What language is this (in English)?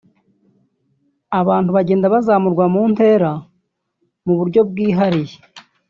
Kinyarwanda